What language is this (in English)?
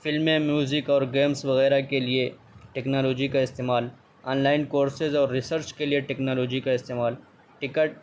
Urdu